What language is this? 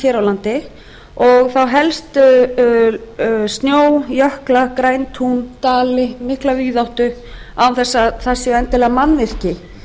Icelandic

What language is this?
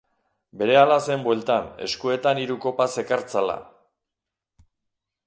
Basque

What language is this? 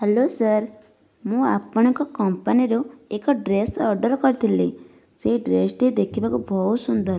Odia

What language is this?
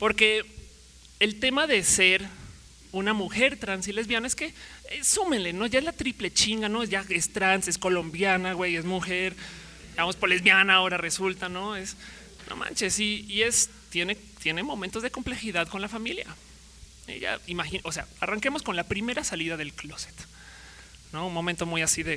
Spanish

